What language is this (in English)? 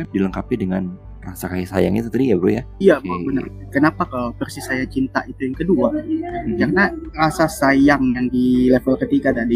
Indonesian